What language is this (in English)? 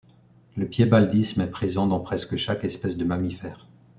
French